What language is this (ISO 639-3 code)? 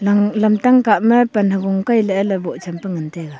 nnp